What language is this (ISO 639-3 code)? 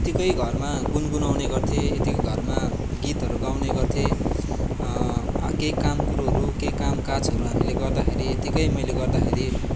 nep